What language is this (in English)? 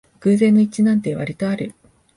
Japanese